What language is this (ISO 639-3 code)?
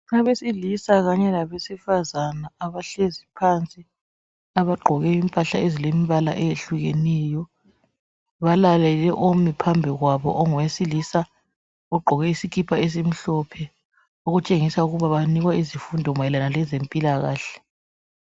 nde